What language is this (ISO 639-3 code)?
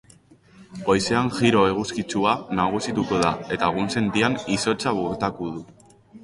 eus